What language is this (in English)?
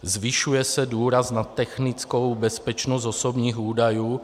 Czech